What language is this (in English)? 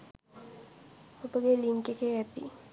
Sinhala